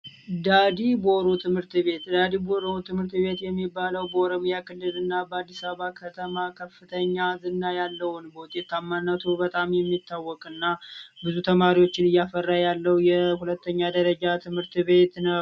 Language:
Amharic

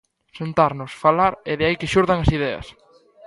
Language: Galician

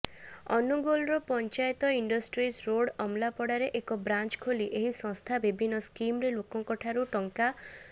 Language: Odia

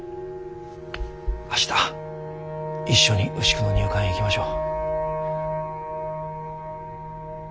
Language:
Japanese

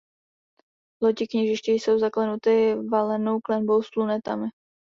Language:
Czech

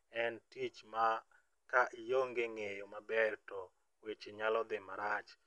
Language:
Luo (Kenya and Tanzania)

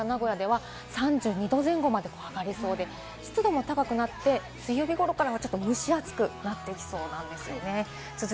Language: Japanese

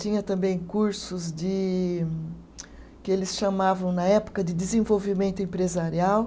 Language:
Portuguese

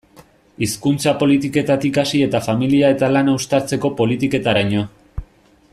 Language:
Basque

